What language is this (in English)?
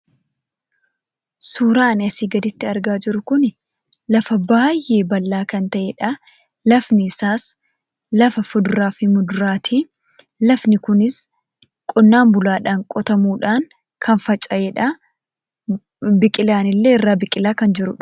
Oromo